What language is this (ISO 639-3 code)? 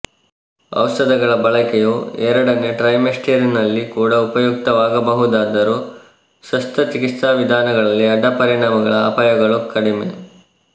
kan